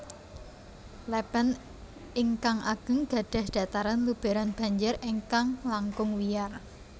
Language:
Javanese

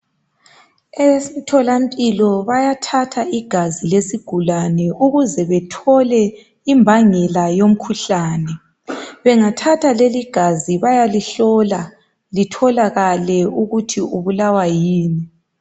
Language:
North Ndebele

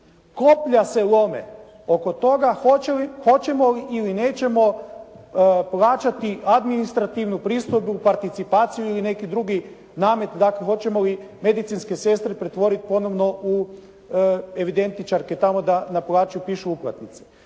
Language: Croatian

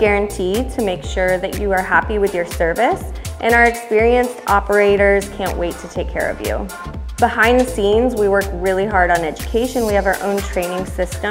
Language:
English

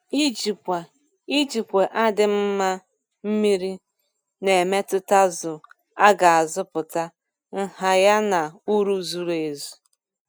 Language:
Igbo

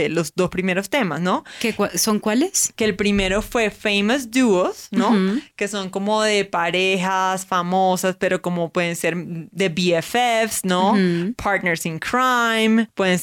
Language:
Spanish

